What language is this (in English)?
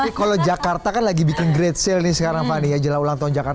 Indonesian